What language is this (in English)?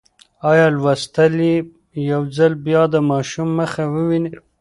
Pashto